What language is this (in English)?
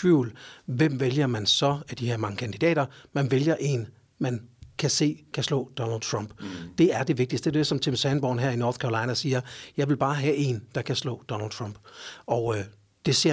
Danish